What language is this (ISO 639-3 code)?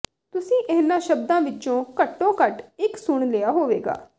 pan